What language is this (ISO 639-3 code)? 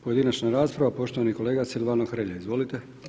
hrv